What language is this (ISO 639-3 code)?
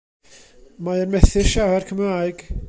cym